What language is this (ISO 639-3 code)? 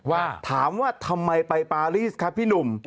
tha